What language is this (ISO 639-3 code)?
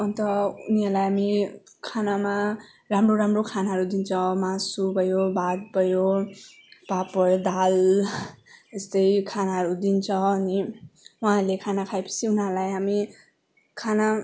nep